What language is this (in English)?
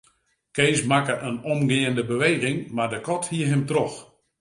Western Frisian